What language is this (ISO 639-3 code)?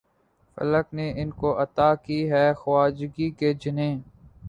urd